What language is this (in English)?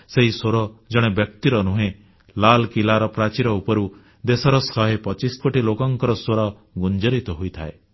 Odia